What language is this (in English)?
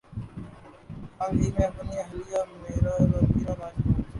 Urdu